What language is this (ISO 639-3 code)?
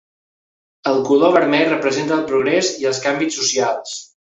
cat